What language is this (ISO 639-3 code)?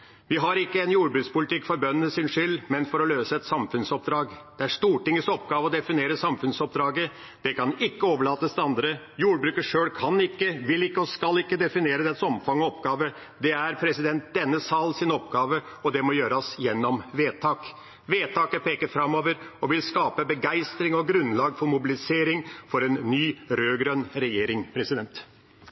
nob